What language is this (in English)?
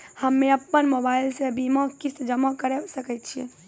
Maithili